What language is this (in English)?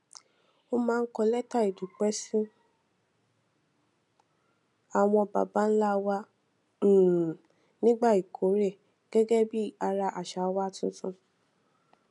Yoruba